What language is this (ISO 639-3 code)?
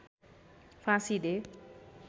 nep